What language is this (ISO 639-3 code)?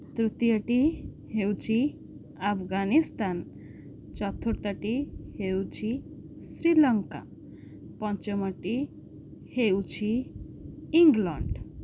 ori